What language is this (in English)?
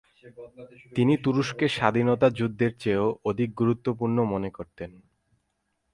Bangla